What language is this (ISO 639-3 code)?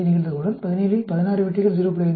tam